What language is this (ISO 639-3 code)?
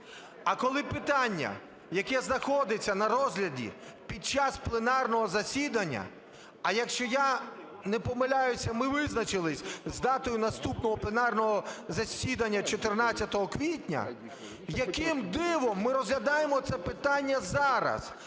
ukr